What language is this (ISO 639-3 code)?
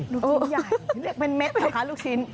tha